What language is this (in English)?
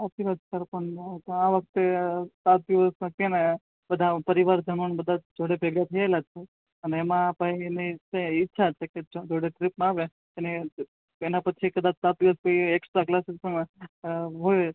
Gujarati